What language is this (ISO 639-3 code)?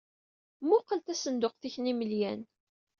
kab